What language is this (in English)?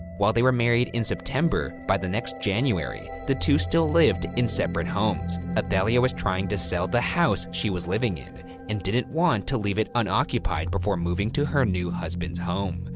English